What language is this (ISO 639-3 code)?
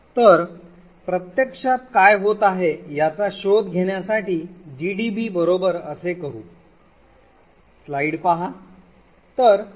mar